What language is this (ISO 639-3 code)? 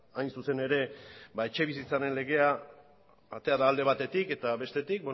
eus